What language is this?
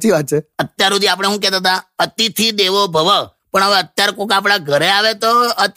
Hindi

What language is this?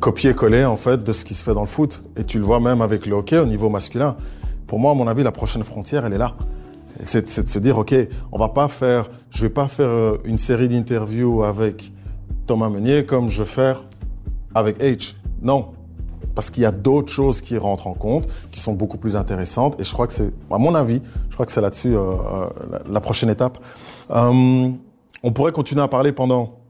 French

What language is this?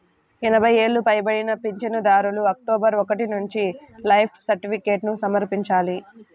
Telugu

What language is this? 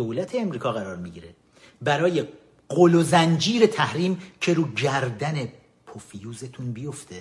Persian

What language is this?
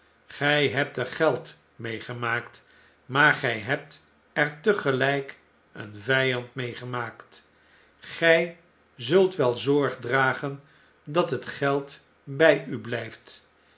Dutch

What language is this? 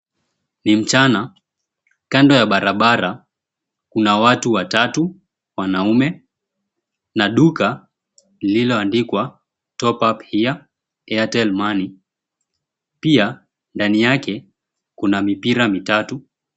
Swahili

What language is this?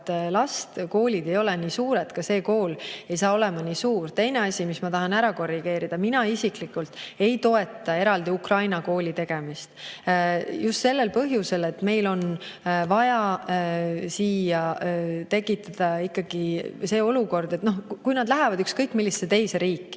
Estonian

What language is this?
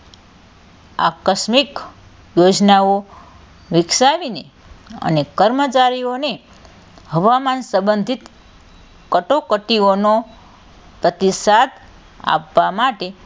Gujarati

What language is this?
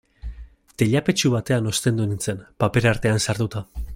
Basque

